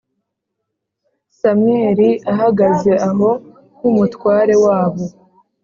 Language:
Kinyarwanda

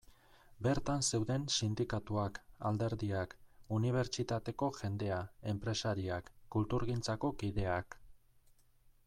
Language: Basque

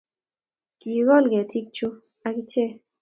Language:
Kalenjin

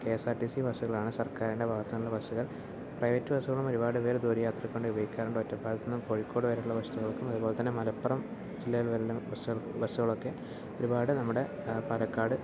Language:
Malayalam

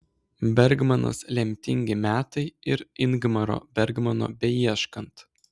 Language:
Lithuanian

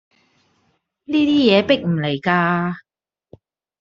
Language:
Cantonese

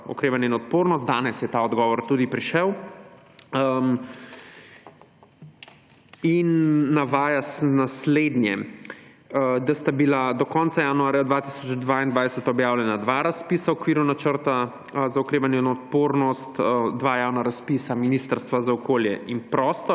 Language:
Slovenian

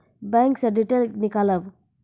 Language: Maithili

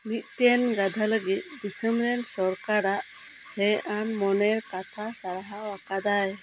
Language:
Santali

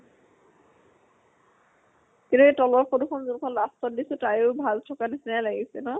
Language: Assamese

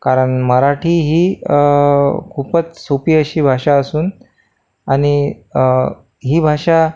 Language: Marathi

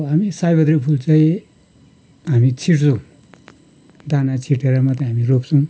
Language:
Nepali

